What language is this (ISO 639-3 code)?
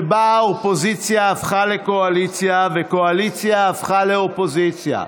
heb